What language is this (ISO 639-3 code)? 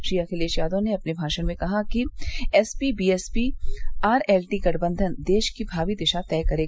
hin